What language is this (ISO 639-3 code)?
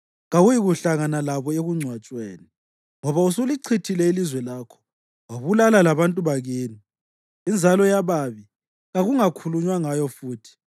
nde